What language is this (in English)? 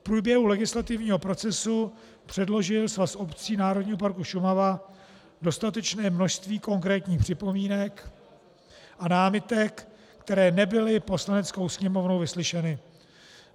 Czech